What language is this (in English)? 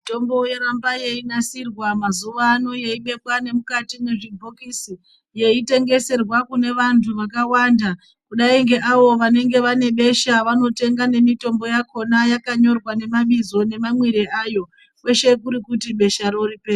Ndau